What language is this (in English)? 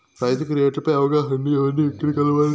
Telugu